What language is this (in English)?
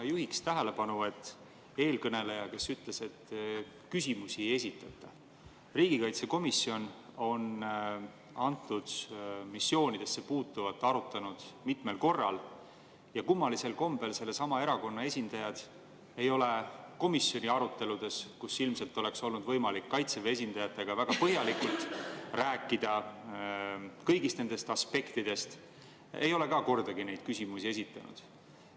Estonian